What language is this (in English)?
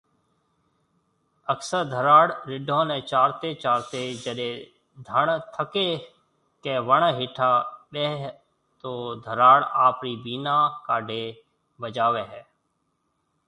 Marwari (Pakistan)